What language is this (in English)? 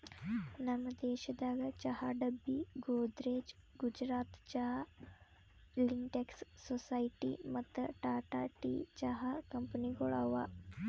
Kannada